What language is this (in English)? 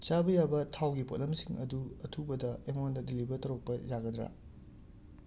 Manipuri